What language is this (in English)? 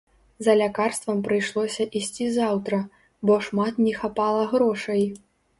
Belarusian